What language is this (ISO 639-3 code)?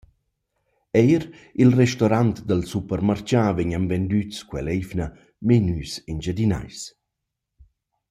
roh